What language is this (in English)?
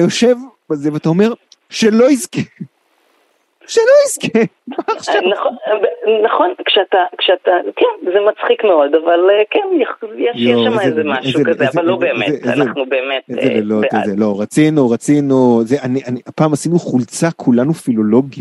Hebrew